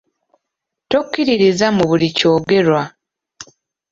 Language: Ganda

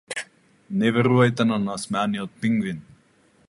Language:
Macedonian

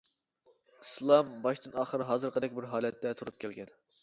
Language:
Uyghur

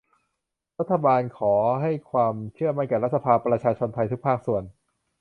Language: Thai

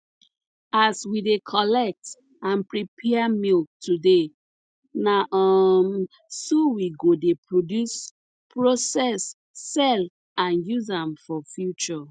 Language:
Nigerian Pidgin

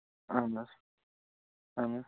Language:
Kashmiri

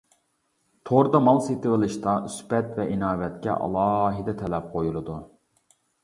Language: Uyghur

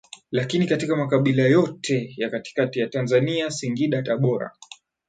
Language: Swahili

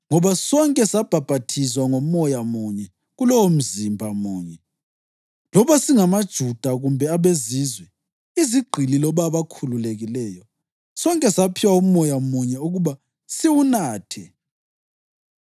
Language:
North Ndebele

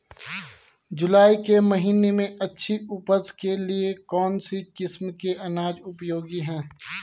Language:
Hindi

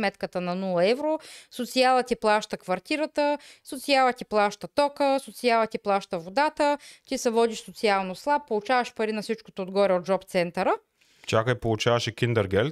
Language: Bulgarian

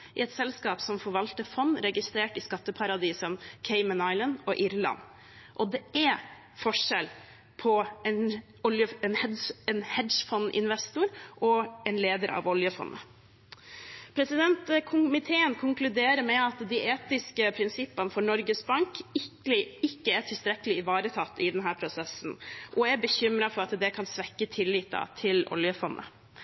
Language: Norwegian Bokmål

